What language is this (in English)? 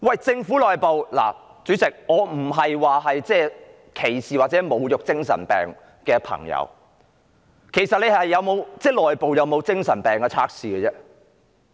Cantonese